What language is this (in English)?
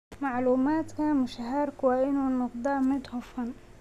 Somali